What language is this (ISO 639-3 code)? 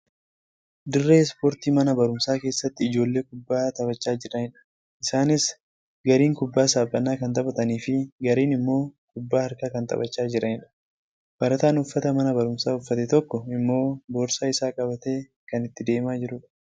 orm